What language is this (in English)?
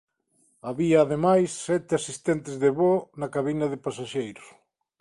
Galician